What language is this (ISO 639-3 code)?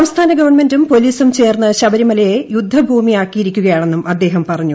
mal